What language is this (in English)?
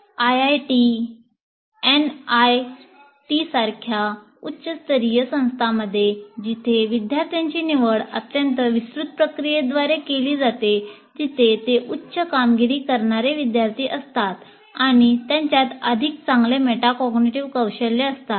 Marathi